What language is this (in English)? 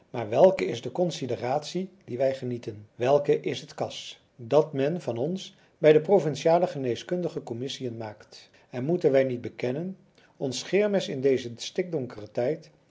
Dutch